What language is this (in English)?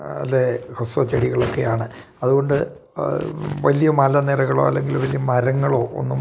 Malayalam